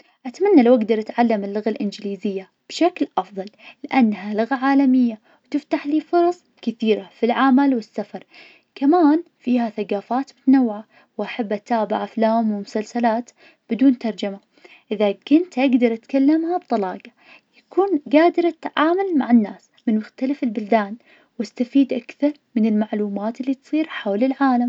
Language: Najdi Arabic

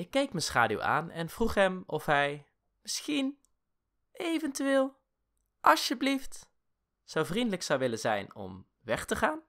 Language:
Dutch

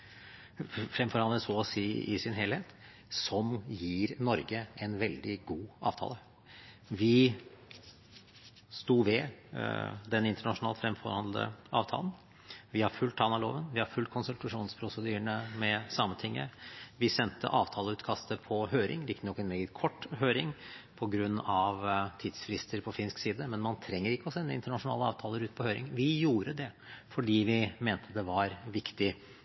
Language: Norwegian Bokmål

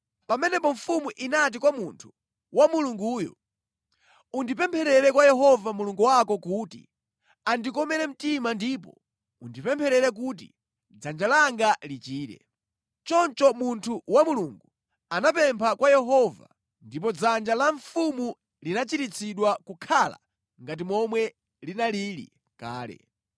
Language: Nyanja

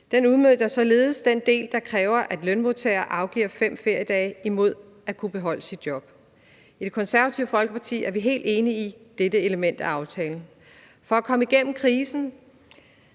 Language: Danish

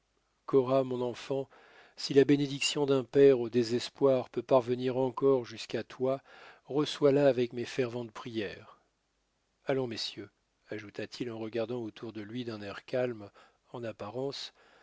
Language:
French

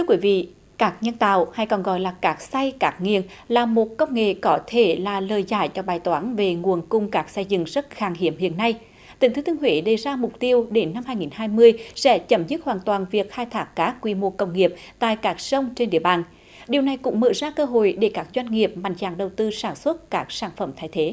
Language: Vietnamese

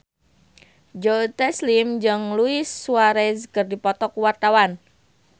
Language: Sundanese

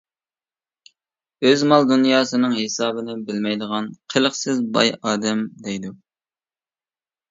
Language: Uyghur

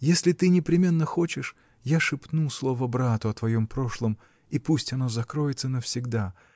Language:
Russian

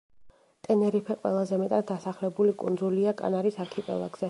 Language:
Georgian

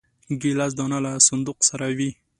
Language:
Pashto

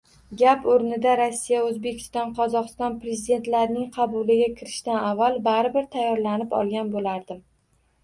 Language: Uzbek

